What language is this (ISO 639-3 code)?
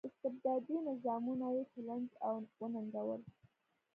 pus